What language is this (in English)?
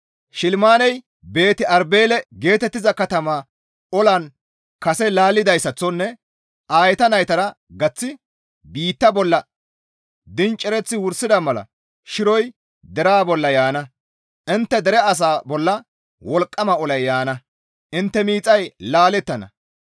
Gamo